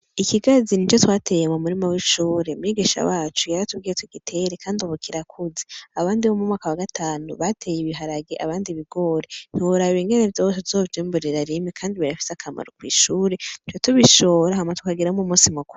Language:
Rundi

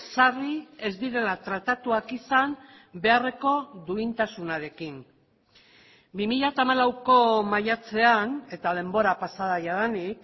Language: Basque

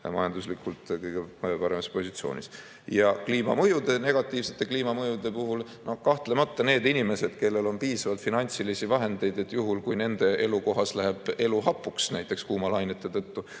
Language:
Estonian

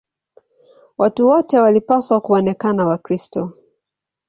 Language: Swahili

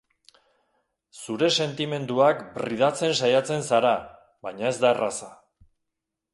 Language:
Basque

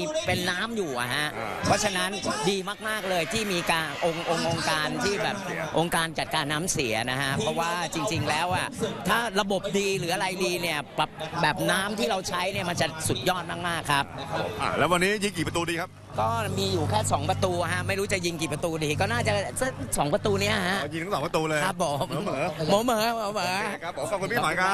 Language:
Thai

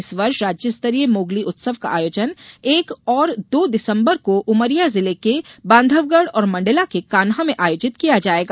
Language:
Hindi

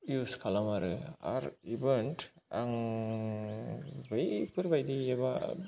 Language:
Bodo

